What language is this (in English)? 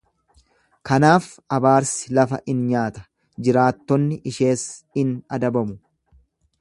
Oromo